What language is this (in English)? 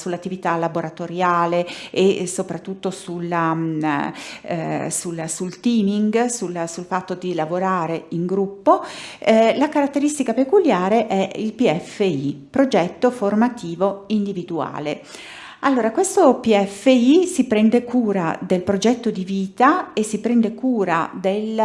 Italian